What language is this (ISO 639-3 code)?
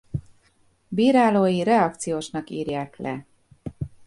hun